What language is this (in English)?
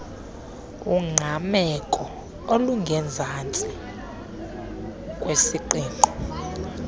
Xhosa